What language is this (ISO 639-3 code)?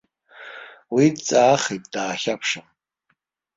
abk